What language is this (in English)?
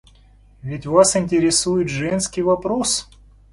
Russian